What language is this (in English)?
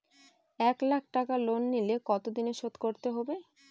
Bangla